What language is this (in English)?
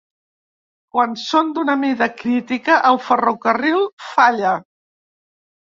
Catalan